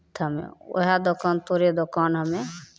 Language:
Maithili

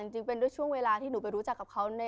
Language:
Thai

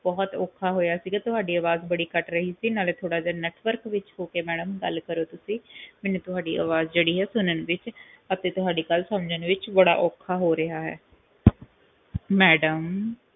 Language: Punjabi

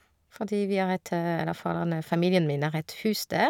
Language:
Norwegian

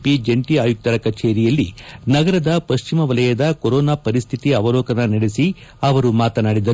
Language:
Kannada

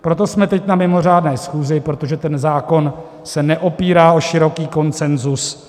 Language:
Czech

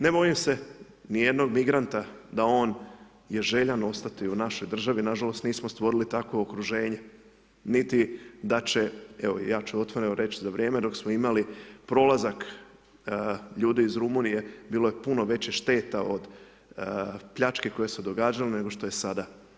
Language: Croatian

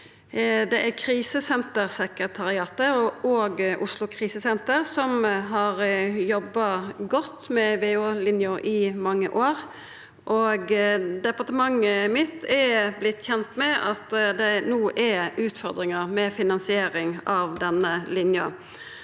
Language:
Norwegian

